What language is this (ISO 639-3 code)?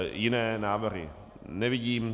ces